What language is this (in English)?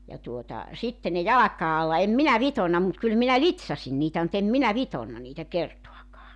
Finnish